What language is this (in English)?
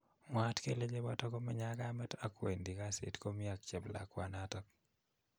Kalenjin